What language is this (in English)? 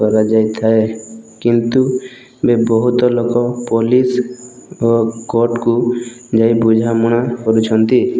Odia